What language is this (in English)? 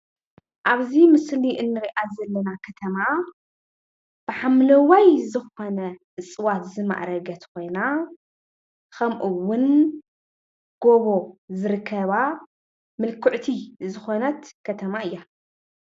Tigrinya